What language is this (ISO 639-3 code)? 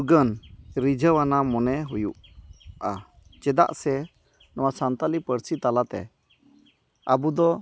sat